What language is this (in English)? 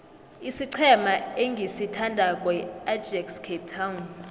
South Ndebele